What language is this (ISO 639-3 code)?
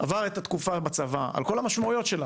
heb